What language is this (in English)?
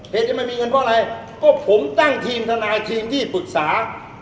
Thai